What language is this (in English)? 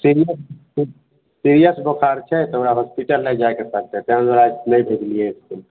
Maithili